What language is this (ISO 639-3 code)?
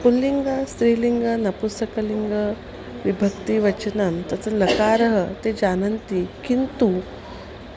san